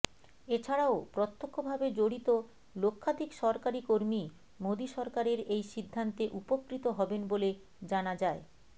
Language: Bangla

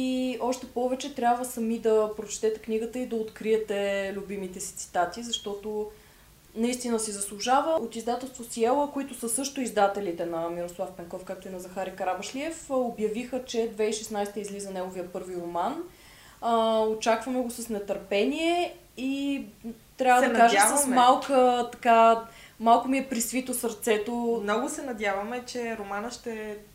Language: Bulgarian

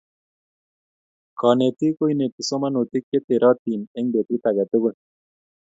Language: Kalenjin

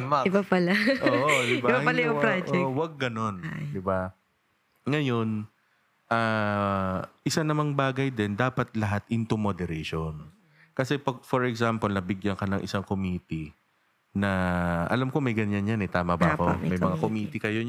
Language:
Filipino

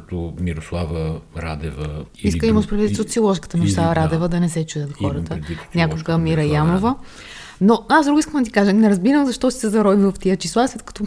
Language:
Bulgarian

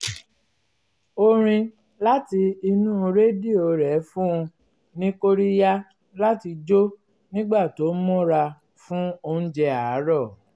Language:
Yoruba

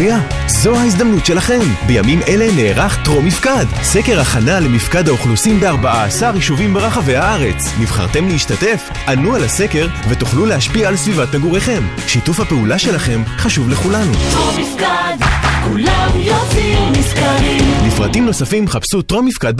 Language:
Hebrew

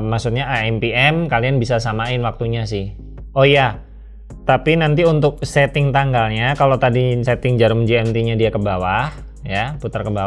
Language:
Indonesian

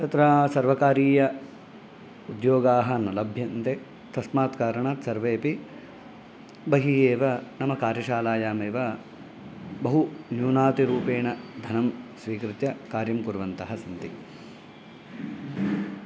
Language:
Sanskrit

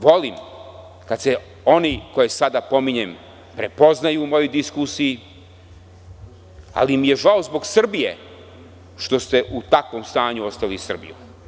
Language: Serbian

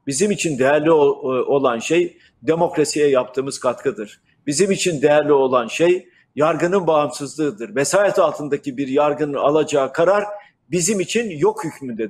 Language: Turkish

